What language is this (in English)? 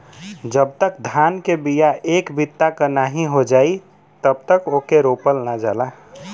Bhojpuri